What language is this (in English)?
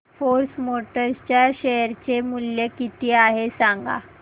Marathi